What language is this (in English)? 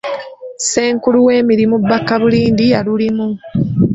Ganda